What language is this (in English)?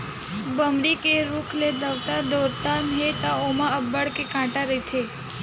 Chhattisgarhi